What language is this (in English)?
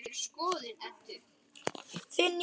Icelandic